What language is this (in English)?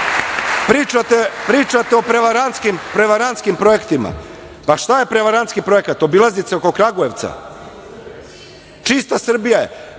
Serbian